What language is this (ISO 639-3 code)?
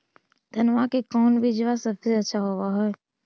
mag